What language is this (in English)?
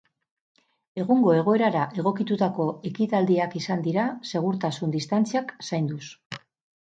Basque